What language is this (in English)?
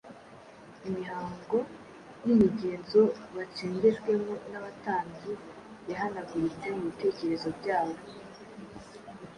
Kinyarwanda